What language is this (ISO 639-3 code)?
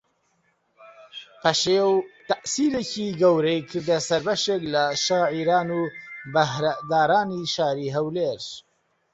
ckb